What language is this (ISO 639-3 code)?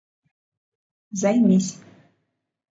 chm